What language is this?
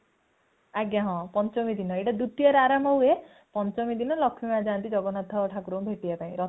Odia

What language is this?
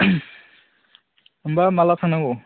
Bodo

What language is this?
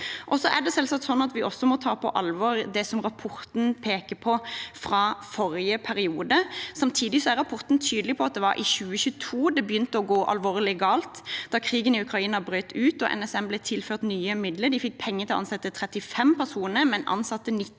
Norwegian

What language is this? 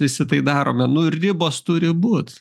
Lithuanian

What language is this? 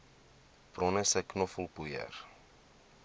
Afrikaans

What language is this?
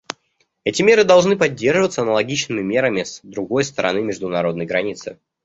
Russian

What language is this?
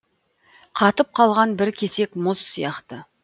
Kazakh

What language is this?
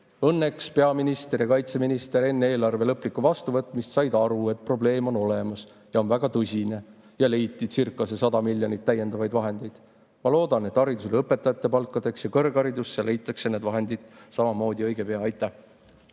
Estonian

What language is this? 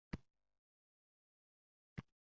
Uzbek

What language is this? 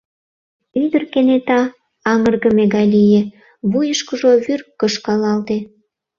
Mari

